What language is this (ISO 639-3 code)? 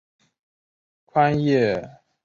zho